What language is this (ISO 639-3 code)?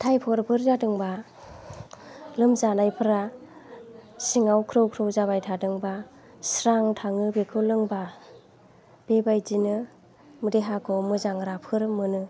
brx